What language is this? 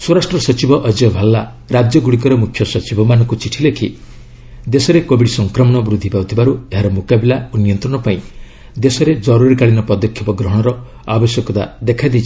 Odia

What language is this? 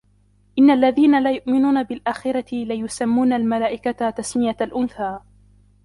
Arabic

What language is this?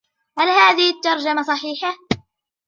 Arabic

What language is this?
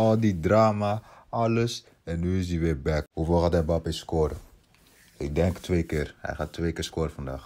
Dutch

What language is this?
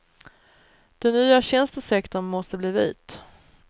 Swedish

